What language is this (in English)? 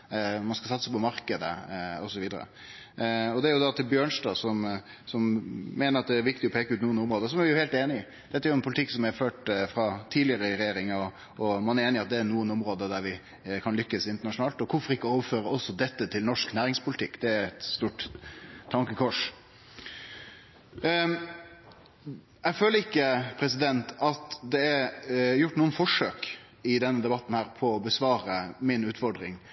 Norwegian Nynorsk